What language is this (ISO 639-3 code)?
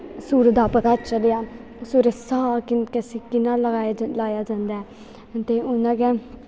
doi